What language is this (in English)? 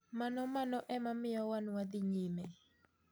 Luo (Kenya and Tanzania)